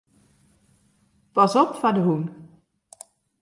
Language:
Western Frisian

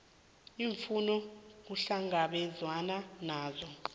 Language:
South Ndebele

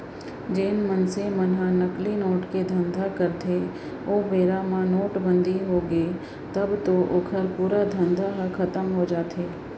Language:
Chhattisgarhi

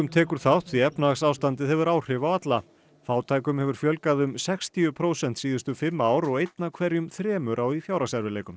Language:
Icelandic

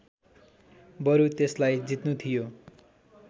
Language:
Nepali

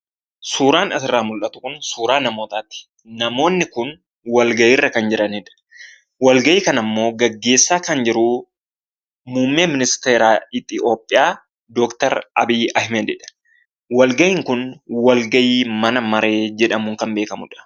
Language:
Oromo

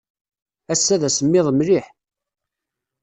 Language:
Kabyle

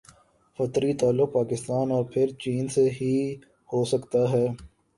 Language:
Urdu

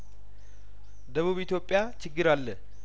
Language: Amharic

